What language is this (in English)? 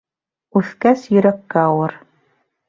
Bashkir